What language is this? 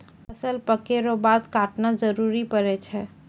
Maithili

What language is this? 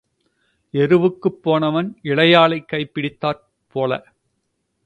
Tamil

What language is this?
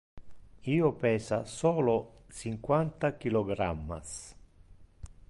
Interlingua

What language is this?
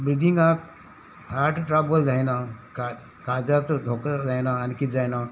Konkani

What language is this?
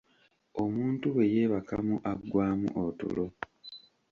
Ganda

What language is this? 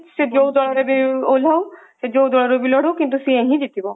Odia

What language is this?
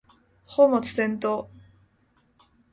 Japanese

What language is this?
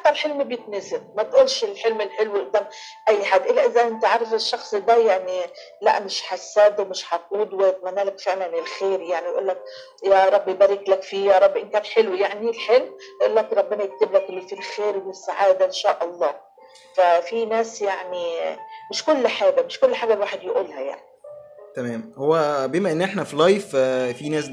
Arabic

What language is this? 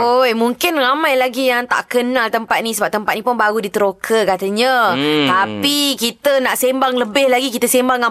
Malay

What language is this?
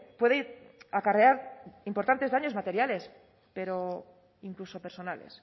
Spanish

